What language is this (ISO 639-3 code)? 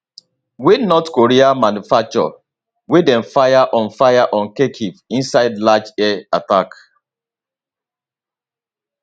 pcm